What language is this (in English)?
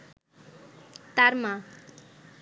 Bangla